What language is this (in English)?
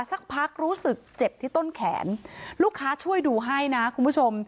Thai